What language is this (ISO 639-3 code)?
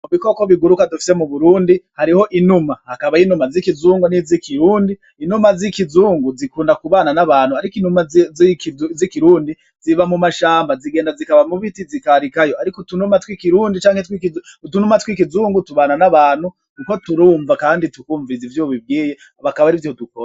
run